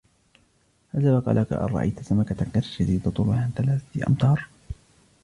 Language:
Arabic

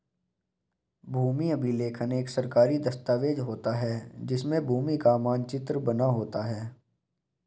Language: Hindi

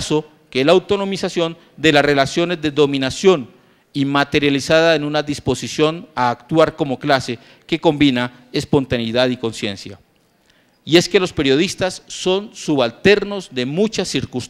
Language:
Spanish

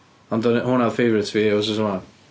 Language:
Welsh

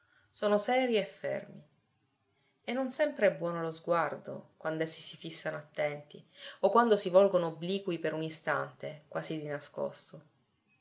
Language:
Italian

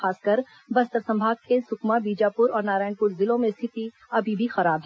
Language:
Hindi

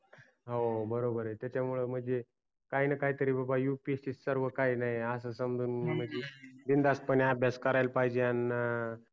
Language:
Marathi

